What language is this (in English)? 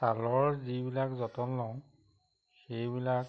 Assamese